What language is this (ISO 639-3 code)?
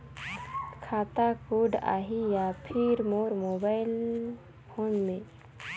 hne